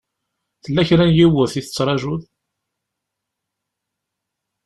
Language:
Kabyle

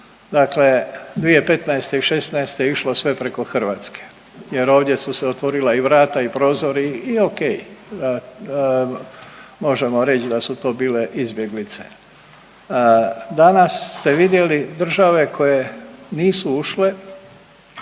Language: Croatian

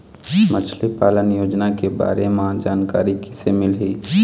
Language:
Chhattisgarhi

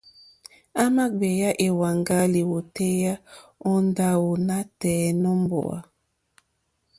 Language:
Mokpwe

